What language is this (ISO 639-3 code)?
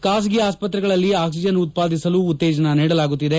kan